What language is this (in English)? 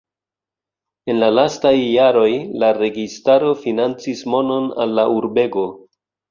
Esperanto